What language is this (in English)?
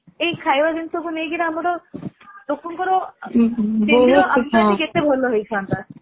Odia